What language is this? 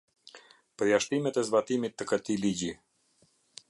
Albanian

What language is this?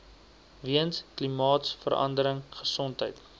Afrikaans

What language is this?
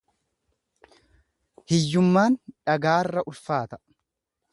Oromo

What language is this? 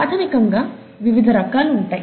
Telugu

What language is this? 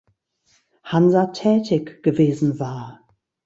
German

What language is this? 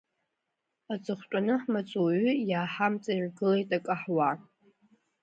Abkhazian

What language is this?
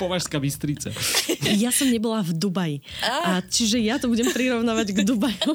Slovak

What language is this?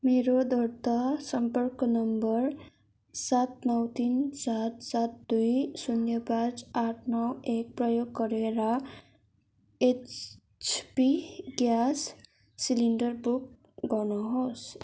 Nepali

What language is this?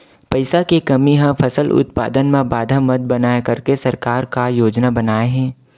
Chhattisgarhi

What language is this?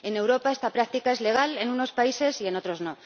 Spanish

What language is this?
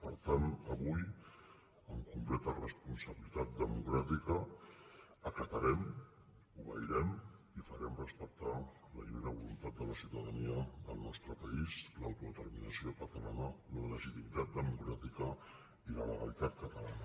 Catalan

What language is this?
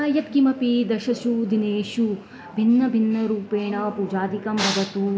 Sanskrit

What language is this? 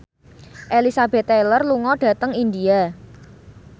Javanese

